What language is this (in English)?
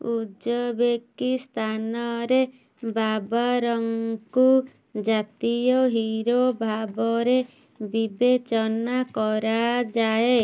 Odia